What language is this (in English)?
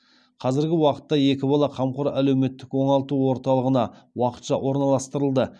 Kazakh